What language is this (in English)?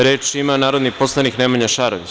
Serbian